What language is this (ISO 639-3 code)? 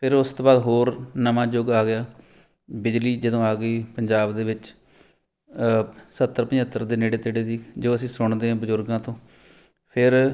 pan